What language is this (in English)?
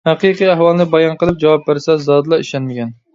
Uyghur